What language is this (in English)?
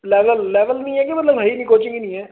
Punjabi